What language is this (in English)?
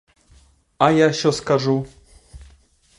Ukrainian